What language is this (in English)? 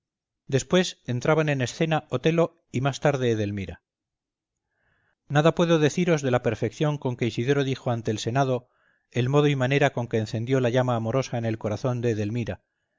Spanish